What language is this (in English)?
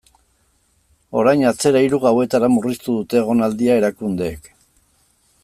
Basque